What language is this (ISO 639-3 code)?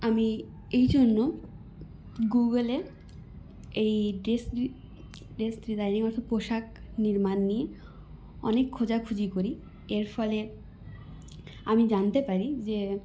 ben